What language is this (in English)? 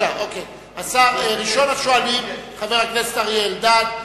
Hebrew